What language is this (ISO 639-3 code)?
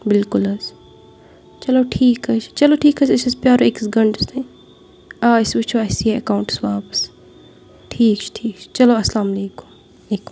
kas